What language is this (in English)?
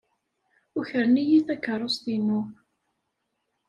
Kabyle